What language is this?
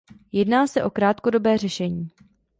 Czech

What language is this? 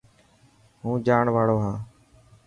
Dhatki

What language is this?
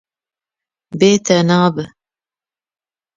Kurdish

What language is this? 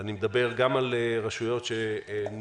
Hebrew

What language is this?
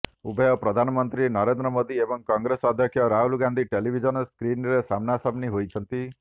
Odia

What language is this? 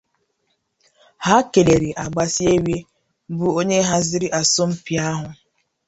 Igbo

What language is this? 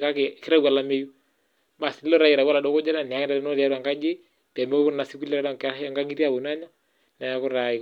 Masai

